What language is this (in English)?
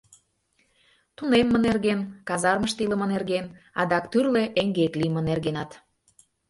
Mari